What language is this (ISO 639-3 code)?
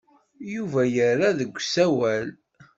kab